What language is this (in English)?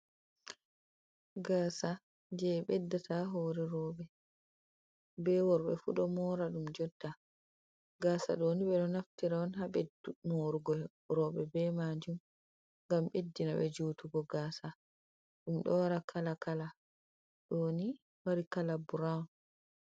Fula